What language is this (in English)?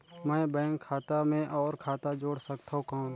Chhattisgarhi